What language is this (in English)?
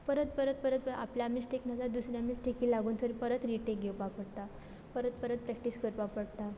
Konkani